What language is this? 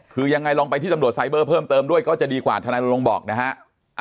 Thai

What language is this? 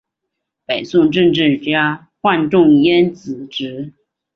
Chinese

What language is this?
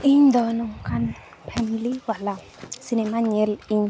Santali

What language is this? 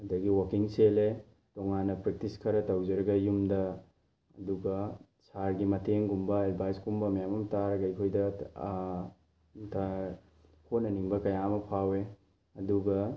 Manipuri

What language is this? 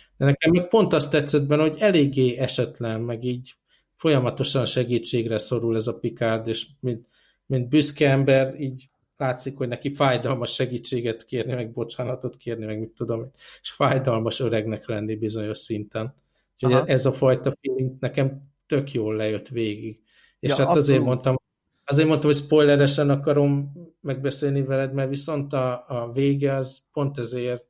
Hungarian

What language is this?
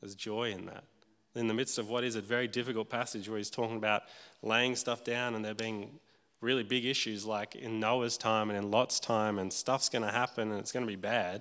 English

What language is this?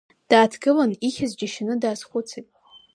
Abkhazian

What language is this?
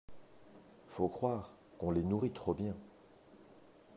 French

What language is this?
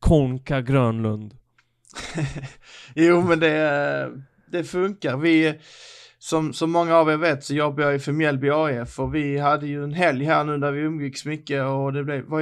Swedish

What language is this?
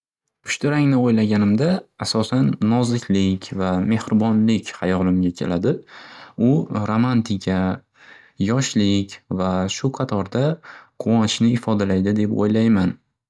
Uzbek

